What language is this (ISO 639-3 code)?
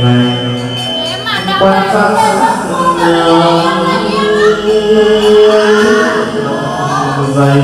vie